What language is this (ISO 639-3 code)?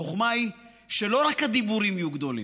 heb